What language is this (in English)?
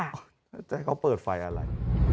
Thai